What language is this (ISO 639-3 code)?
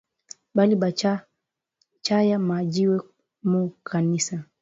swa